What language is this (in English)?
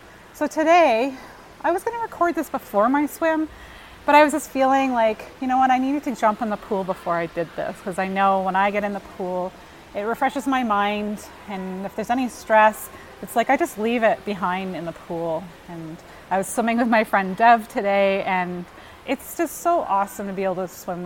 English